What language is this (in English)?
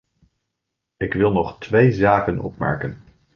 Dutch